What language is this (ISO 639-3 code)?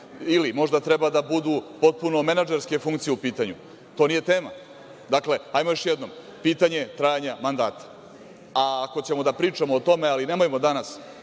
srp